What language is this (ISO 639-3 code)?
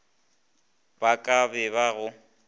nso